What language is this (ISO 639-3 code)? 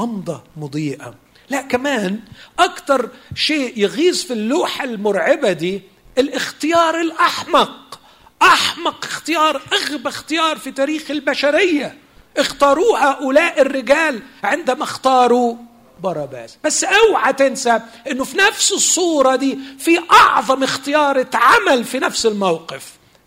ara